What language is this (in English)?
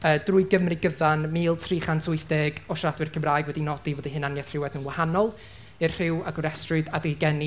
Welsh